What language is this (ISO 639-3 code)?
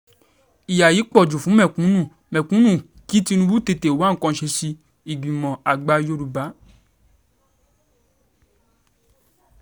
yor